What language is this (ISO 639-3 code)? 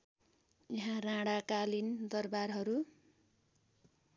nep